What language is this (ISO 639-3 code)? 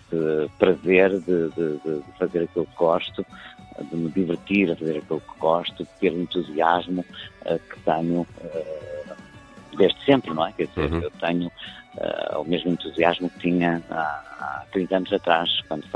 por